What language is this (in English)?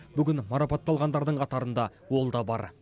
Kazakh